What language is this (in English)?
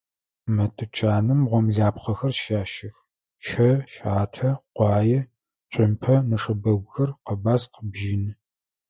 Adyghe